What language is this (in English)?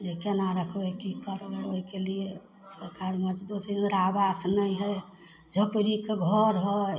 Maithili